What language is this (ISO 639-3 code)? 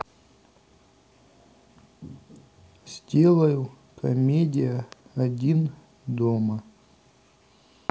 rus